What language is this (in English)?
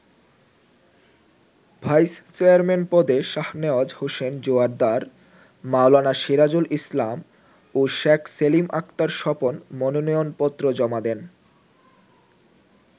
Bangla